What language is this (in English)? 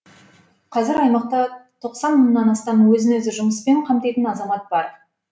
Kazakh